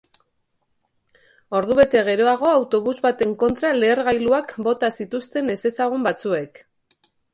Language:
Basque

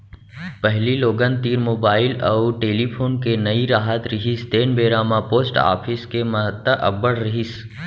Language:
Chhattisgarhi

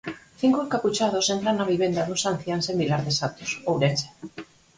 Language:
Galician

